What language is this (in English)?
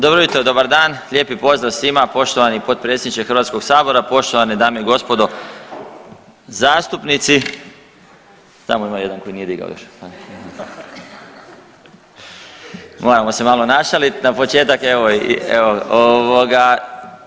Croatian